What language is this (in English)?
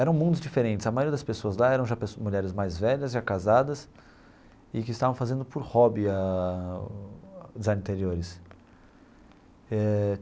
Portuguese